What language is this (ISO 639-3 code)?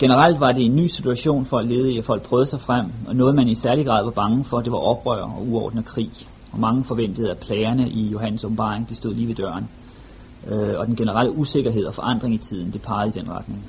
dan